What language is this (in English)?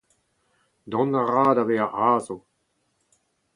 Breton